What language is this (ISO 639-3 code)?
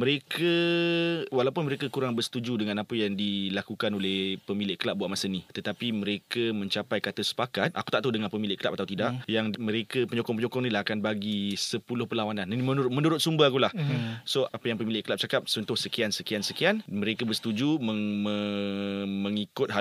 msa